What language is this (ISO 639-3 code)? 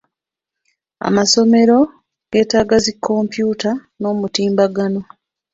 lug